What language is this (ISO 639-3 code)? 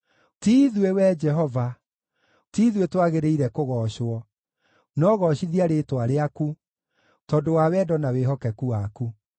kik